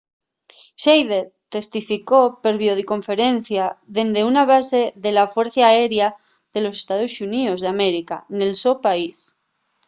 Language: Asturian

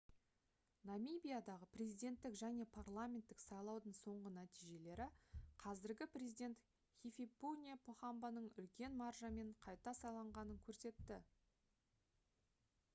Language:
Kazakh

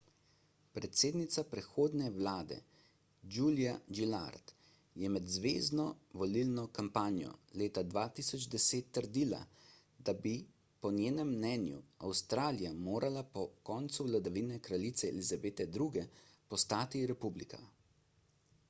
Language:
Slovenian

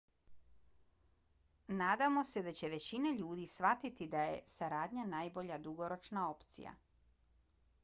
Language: Bosnian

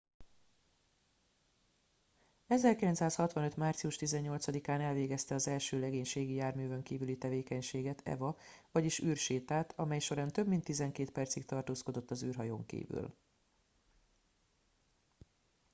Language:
Hungarian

